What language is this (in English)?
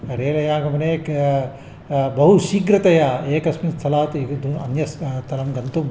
Sanskrit